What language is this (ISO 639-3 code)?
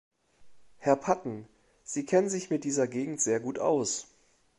deu